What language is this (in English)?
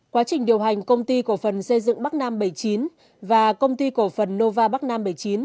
Vietnamese